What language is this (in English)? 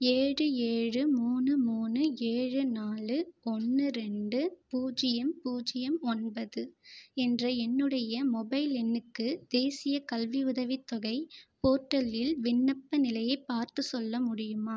Tamil